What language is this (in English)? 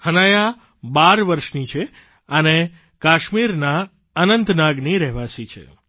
Gujarati